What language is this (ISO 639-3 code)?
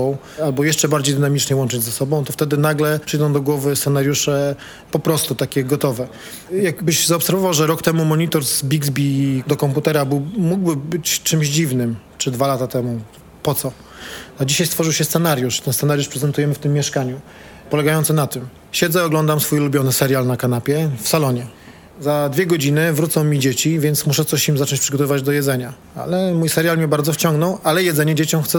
pol